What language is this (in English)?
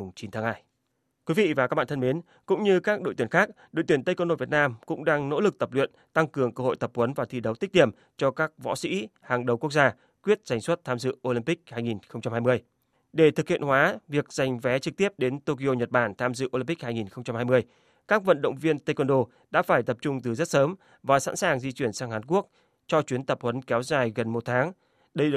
Vietnamese